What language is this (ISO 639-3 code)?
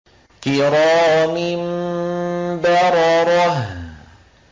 ara